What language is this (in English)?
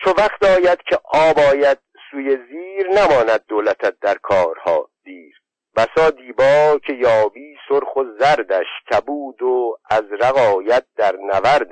Persian